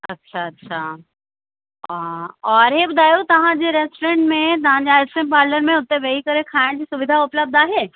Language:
Sindhi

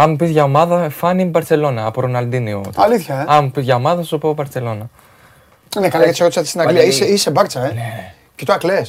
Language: Greek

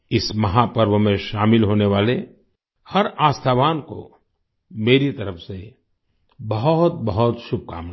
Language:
Hindi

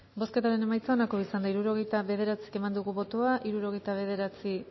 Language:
Basque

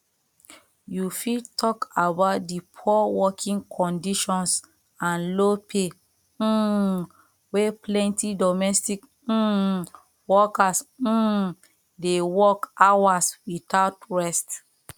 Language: Nigerian Pidgin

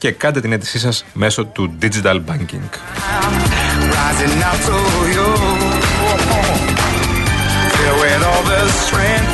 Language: Greek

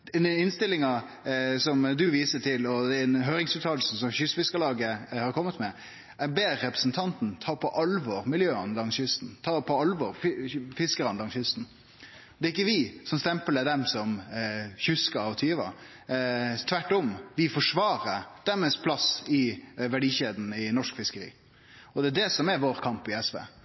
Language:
Norwegian Nynorsk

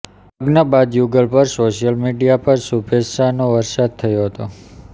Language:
Gujarati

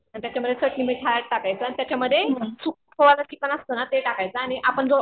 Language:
Marathi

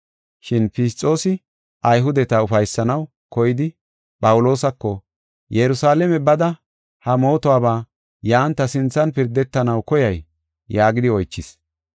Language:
Gofa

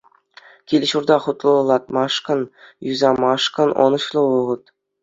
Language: Chuvash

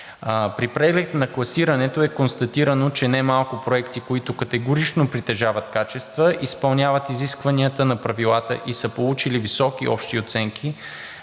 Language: Bulgarian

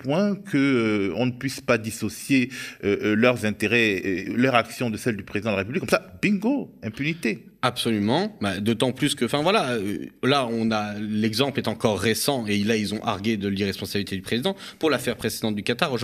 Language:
French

